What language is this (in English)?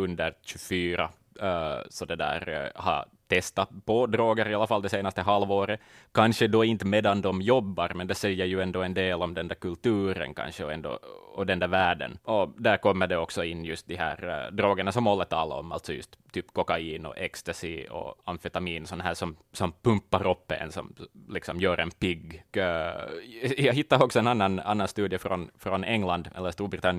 Swedish